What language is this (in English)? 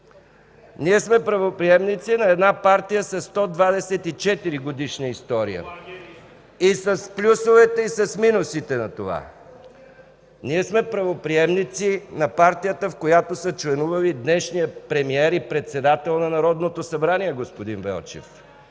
Bulgarian